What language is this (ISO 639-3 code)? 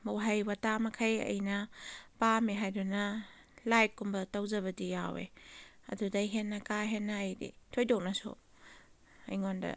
mni